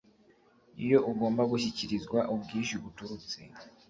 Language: Kinyarwanda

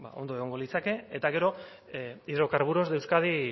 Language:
Basque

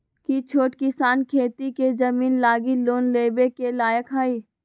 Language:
Magahi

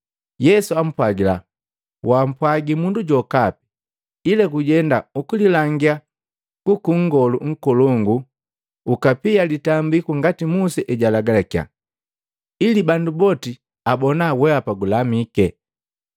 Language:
Matengo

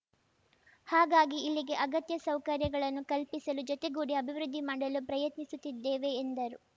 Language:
Kannada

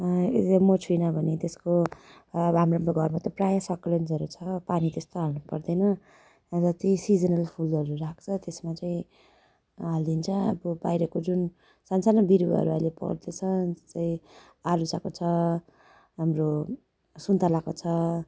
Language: Nepali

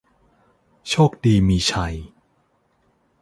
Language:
Thai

